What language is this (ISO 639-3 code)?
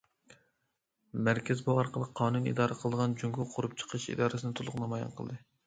uig